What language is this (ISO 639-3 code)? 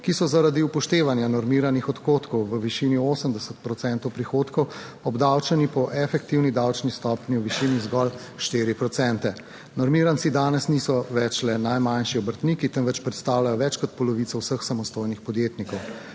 slv